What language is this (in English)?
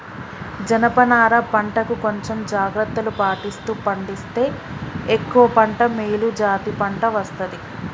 Telugu